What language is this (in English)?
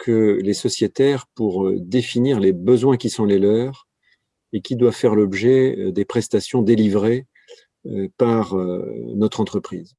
French